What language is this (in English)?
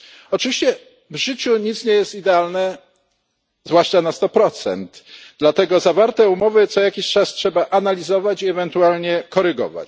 Polish